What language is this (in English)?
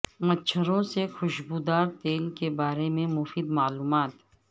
Urdu